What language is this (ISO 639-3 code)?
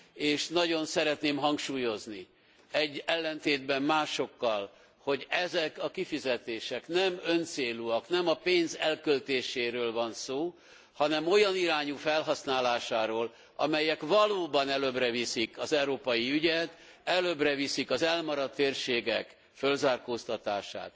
hun